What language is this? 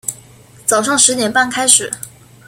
Chinese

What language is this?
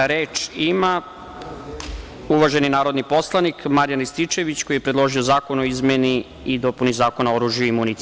Serbian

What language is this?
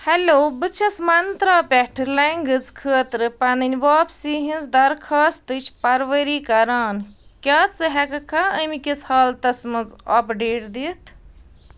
Kashmiri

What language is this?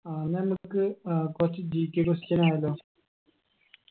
Malayalam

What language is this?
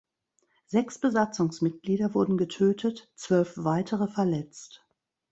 German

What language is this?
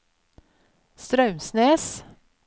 Norwegian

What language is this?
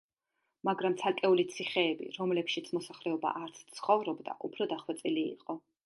Georgian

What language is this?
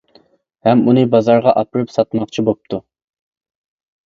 Uyghur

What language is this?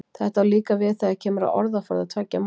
Icelandic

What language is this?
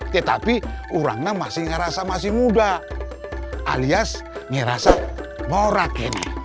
Indonesian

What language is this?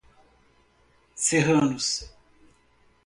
Portuguese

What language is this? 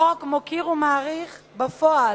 Hebrew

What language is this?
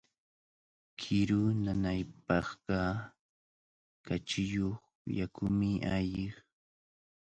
Cajatambo North Lima Quechua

